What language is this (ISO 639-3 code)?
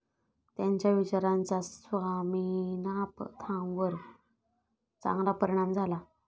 mar